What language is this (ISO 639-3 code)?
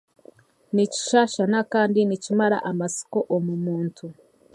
cgg